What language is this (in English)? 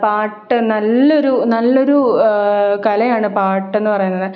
Malayalam